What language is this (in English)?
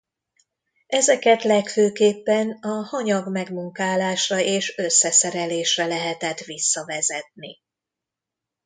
Hungarian